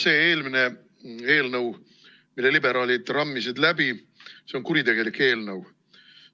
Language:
Estonian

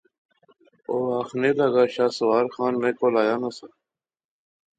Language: Pahari-Potwari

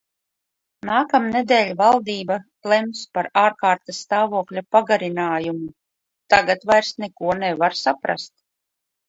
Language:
Latvian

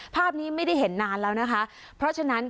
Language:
Thai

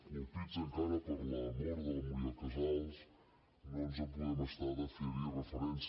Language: Catalan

